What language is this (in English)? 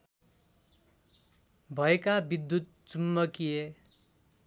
Nepali